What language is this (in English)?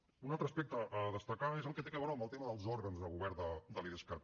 Catalan